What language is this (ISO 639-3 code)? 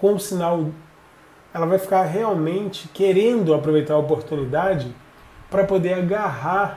por